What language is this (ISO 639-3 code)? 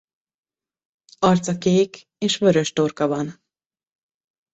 hun